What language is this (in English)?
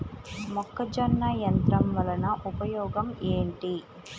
Telugu